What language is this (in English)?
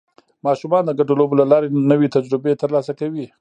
Pashto